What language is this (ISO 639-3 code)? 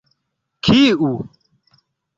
epo